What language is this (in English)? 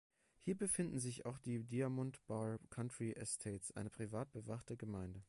German